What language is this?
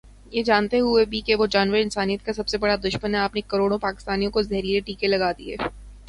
Urdu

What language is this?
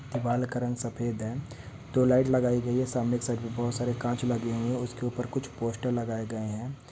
Hindi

